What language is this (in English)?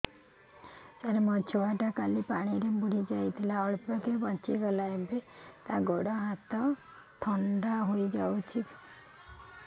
Odia